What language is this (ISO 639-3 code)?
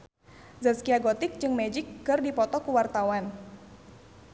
sun